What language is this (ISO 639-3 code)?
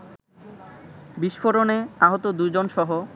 ben